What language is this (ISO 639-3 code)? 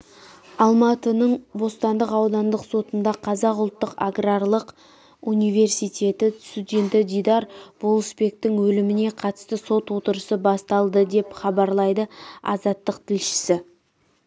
kaz